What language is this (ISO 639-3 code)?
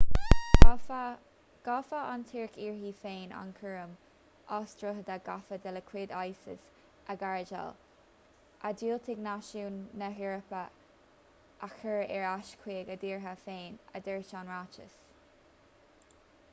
gle